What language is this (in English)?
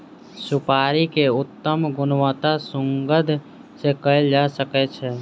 Maithili